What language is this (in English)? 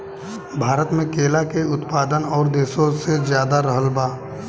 Bhojpuri